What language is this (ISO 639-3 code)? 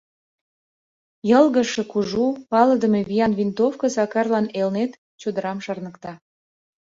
chm